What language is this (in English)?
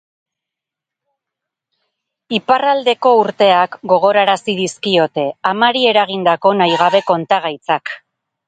Basque